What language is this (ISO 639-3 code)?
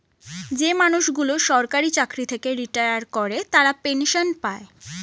ben